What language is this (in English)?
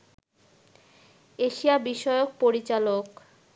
Bangla